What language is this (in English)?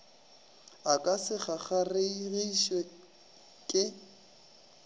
Northern Sotho